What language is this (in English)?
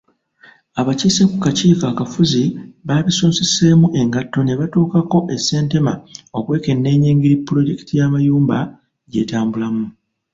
Ganda